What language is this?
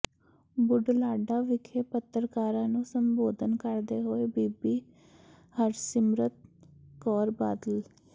Punjabi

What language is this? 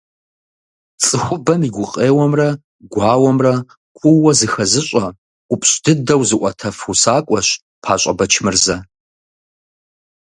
Kabardian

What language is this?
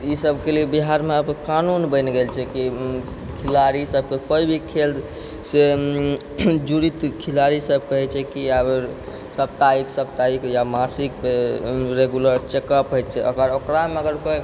Maithili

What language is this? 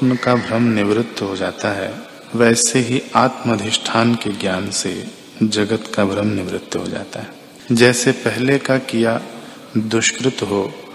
Hindi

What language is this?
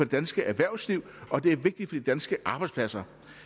Danish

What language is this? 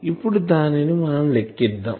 Telugu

